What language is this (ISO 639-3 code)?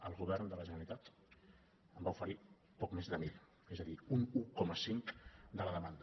cat